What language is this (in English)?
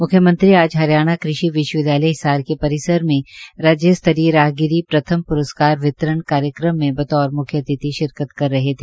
Hindi